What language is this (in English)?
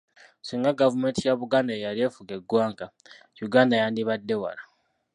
Ganda